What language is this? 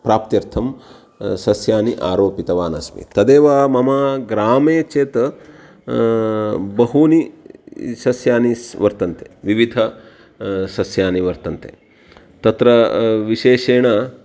Sanskrit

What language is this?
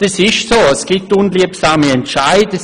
Swiss German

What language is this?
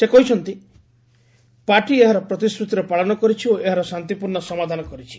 Odia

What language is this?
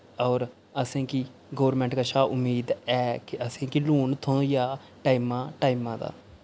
Dogri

